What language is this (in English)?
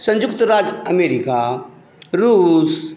Maithili